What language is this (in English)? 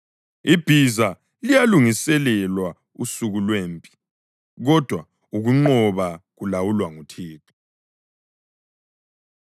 North Ndebele